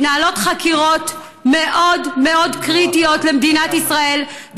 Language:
Hebrew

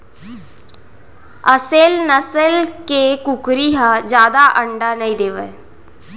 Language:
Chhattisgarhi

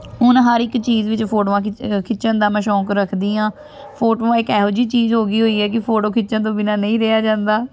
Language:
Punjabi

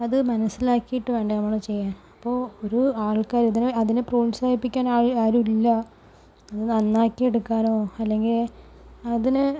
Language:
Malayalam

